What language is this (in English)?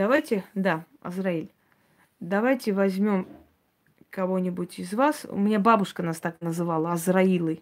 Russian